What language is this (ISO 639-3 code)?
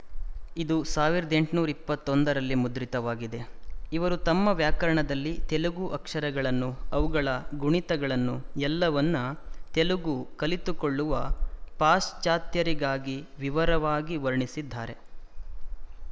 kan